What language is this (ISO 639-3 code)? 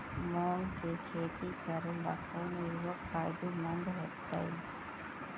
mag